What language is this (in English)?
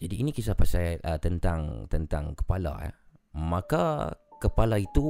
Malay